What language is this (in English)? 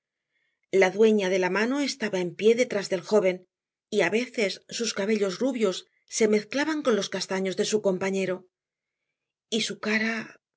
Spanish